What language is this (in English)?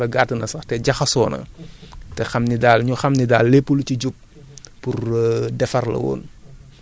Wolof